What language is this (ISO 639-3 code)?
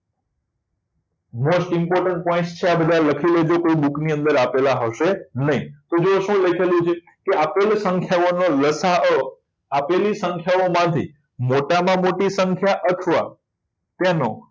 guj